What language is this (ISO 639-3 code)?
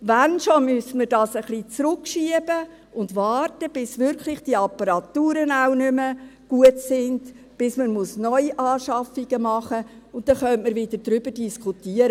gsw